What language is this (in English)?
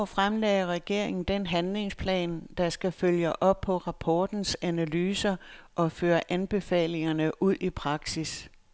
Danish